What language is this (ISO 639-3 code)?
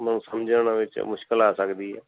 pan